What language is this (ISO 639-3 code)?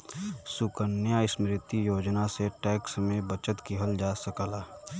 bho